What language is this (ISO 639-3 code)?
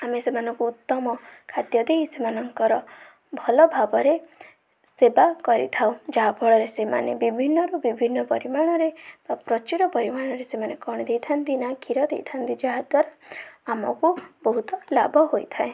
ori